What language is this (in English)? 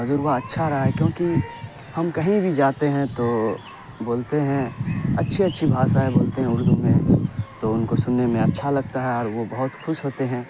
Urdu